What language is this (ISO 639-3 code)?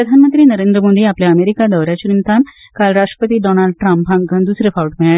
kok